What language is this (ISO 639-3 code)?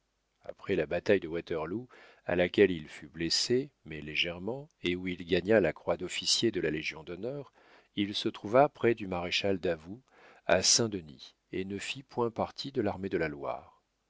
fra